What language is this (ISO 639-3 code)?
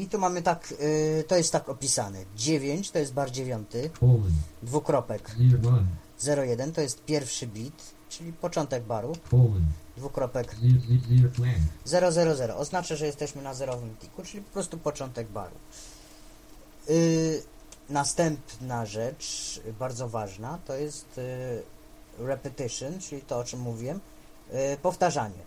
pol